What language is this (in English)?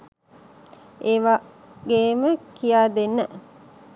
Sinhala